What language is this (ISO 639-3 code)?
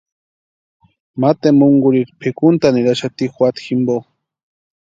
pua